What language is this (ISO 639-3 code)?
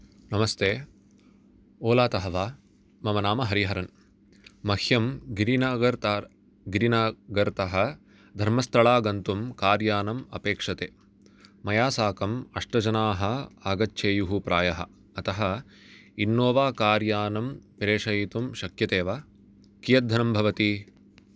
san